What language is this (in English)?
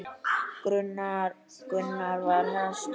Icelandic